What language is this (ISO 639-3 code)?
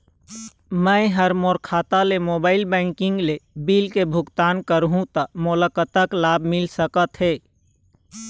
hne